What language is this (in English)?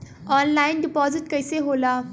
Bhojpuri